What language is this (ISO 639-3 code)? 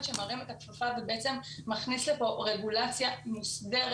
heb